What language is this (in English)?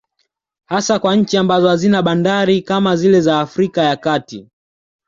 Swahili